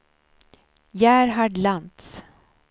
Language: Swedish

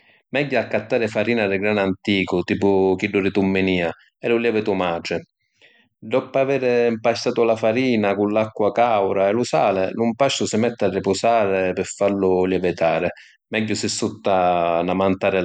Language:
Sicilian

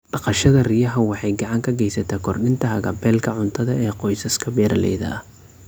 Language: Somali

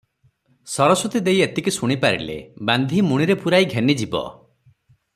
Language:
Odia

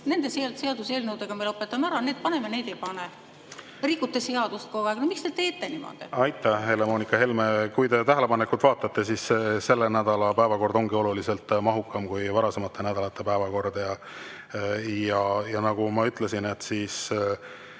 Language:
Estonian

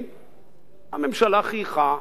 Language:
Hebrew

